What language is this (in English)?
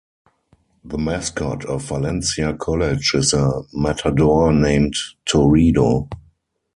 English